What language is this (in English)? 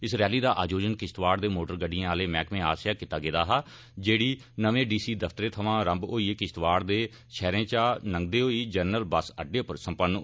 Dogri